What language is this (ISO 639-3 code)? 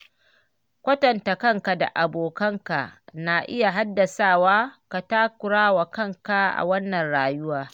hau